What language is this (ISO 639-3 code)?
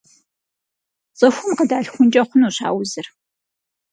kbd